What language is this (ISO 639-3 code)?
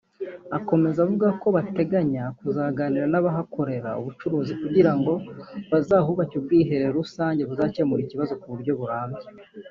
kin